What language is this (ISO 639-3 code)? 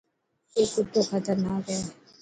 mki